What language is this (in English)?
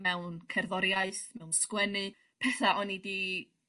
Welsh